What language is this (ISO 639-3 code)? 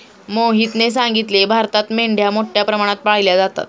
mar